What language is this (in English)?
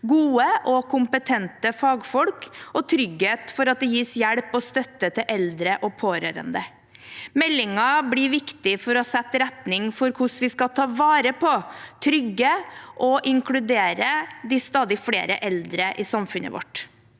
Norwegian